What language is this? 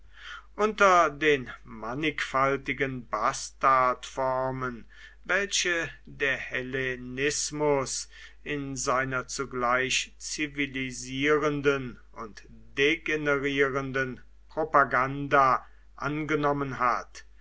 German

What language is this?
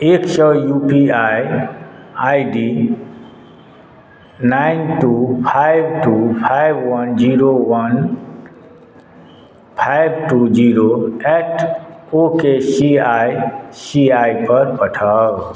Maithili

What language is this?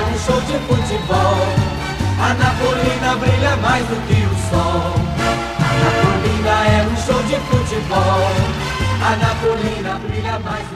Romanian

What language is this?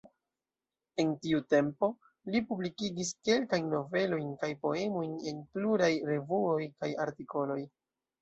Esperanto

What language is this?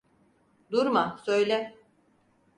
Turkish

